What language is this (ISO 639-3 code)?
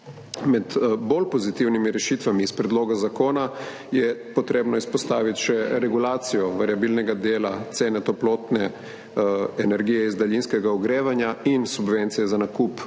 slv